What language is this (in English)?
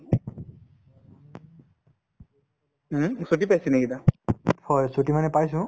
Assamese